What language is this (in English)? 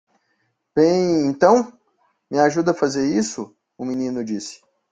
Portuguese